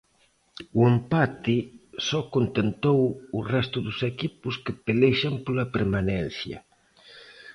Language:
Galician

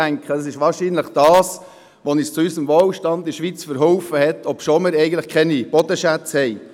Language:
Swiss German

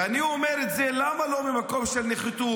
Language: Hebrew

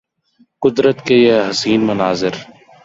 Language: Urdu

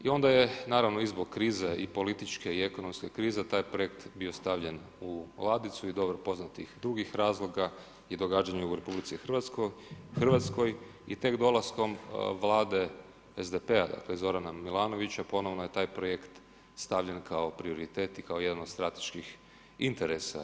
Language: Croatian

